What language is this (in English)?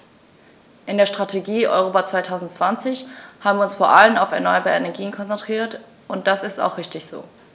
German